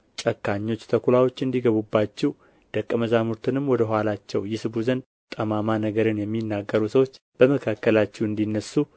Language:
Amharic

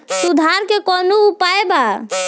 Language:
Bhojpuri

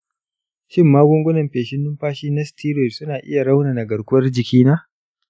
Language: Hausa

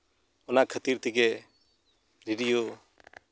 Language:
Santali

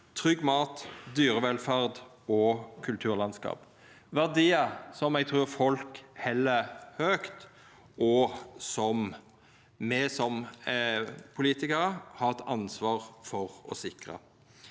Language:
Norwegian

